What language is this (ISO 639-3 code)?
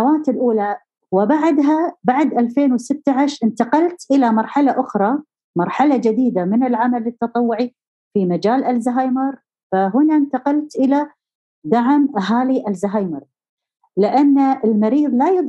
ara